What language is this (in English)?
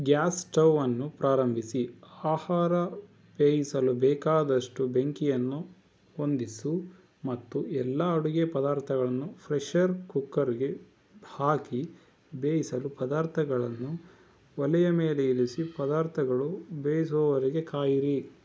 Kannada